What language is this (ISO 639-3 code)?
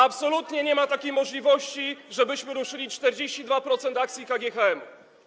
pol